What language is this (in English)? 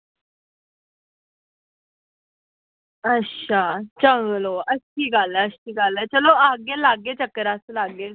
Dogri